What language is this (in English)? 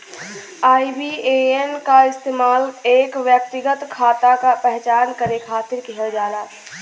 Bhojpuri